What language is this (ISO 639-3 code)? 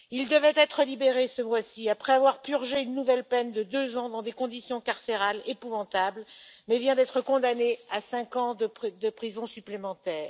fra